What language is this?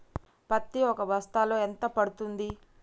Telugu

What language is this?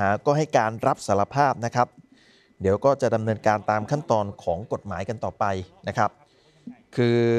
Thai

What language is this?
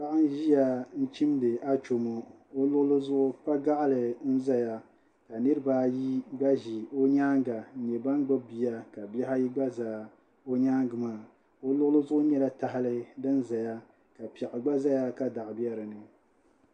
Dagbani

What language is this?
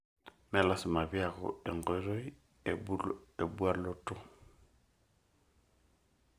Masai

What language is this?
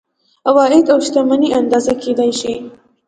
Pashto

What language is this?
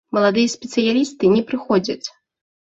Belarusian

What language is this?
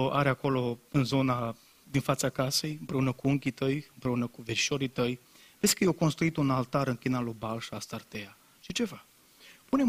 Romanian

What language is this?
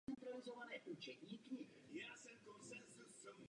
Czech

